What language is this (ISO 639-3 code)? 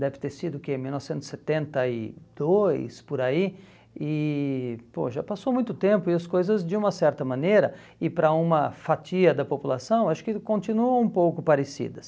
por